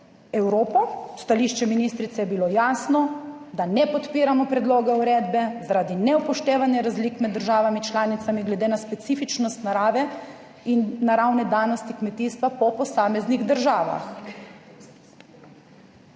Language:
Slovenian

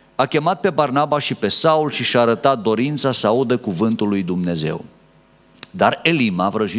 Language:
Romanian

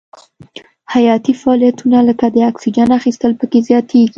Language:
Pashto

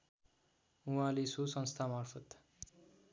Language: Nepali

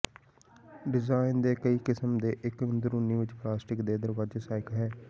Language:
Punjabi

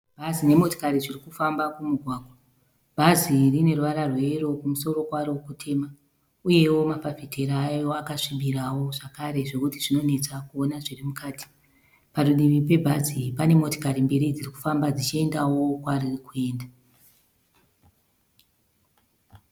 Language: Shona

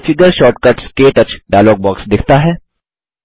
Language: Hindi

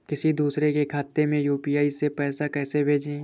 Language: Hindi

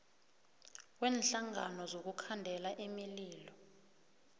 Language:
South Ndebele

